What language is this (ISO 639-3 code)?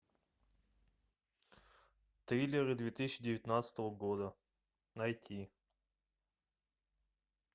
rus